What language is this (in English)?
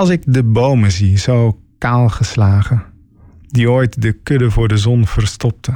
Dutch